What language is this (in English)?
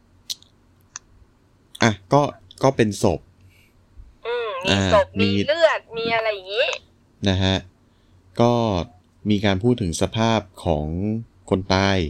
Thai